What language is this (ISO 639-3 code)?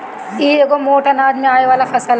bho